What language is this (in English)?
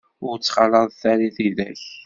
Kabyle